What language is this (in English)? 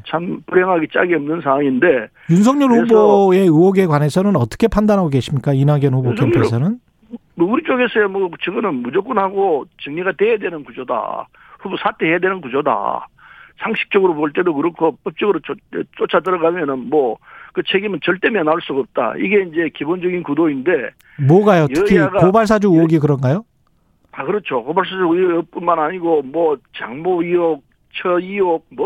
Korean